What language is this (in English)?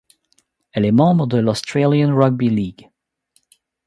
French